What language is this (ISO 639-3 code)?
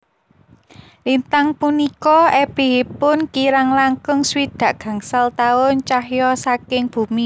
jav